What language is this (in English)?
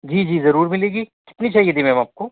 Urdu